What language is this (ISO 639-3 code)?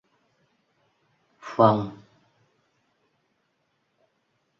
vie